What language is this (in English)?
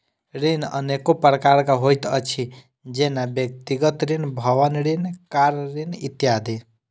Maithili